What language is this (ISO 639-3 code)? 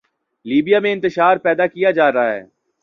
urd